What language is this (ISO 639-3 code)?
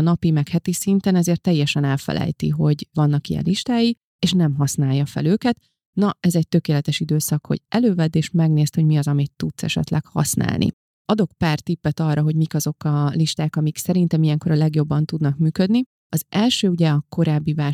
hun